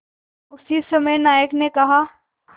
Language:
Hindi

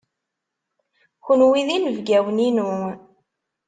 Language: Kabyle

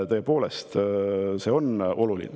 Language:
Estonian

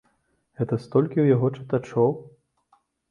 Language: Belarusian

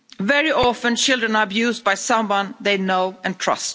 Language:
English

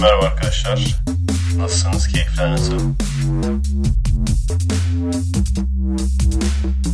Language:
Turkish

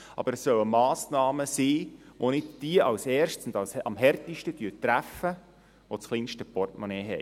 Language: Swiss German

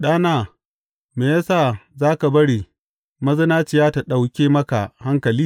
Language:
Hausa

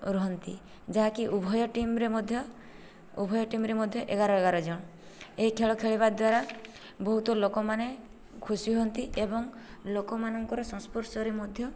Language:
Odia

